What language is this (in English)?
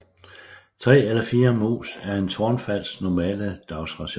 Danish